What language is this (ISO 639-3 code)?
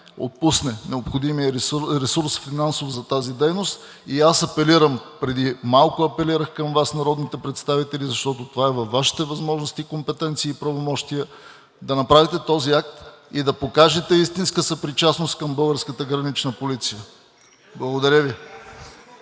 bul